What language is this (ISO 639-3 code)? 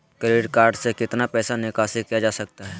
mag